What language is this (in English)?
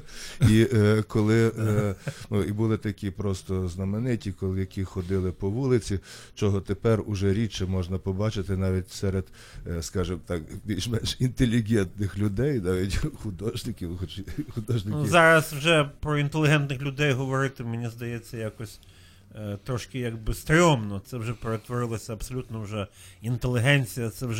Ukrainian